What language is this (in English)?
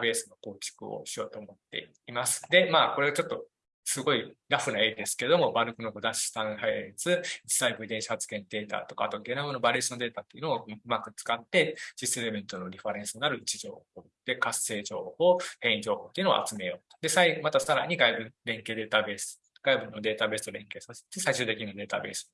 Japanese